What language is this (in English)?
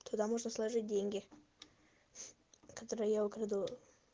Russian